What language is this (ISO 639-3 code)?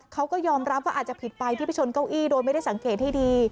tha